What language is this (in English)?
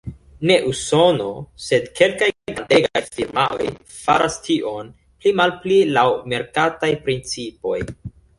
Esperanto